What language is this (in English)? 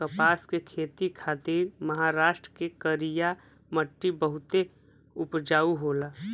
Bhojpuri